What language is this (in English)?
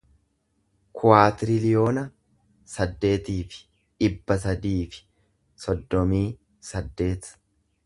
Oromo